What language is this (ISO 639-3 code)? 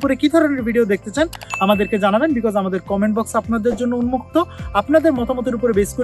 hin